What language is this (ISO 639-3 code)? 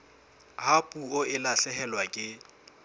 sot